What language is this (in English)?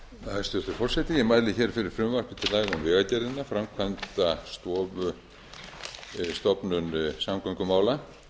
Icelandic